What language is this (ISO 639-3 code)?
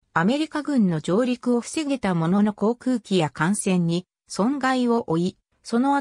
jpn